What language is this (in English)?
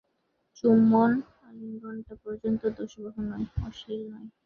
Bangla